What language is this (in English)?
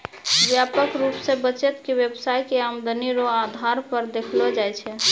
Maithili